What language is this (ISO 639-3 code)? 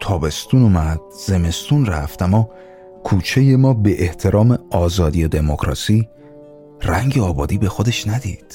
fas